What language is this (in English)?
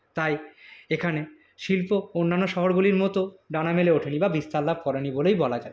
Bangla